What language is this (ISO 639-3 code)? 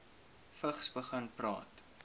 afr